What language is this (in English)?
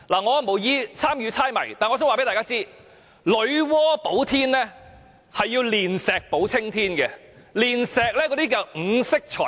Cantonese